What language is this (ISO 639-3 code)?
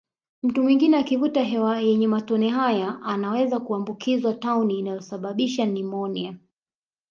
swa